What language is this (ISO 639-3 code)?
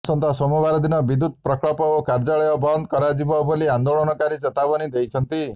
ori